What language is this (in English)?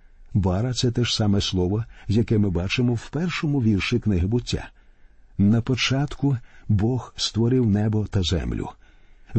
Ukrainian